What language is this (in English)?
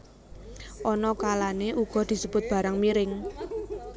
Javanese